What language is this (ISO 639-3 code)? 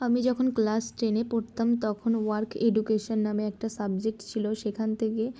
ben